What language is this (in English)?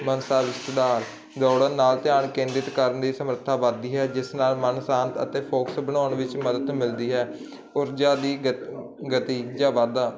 Punjabi